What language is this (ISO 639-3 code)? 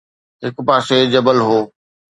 snd